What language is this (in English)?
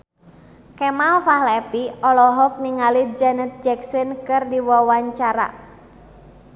Sundanese